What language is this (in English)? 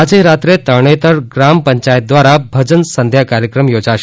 Gujarati